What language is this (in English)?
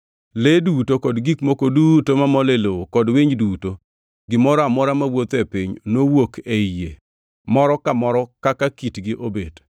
Luo (Kenya and Tanzania)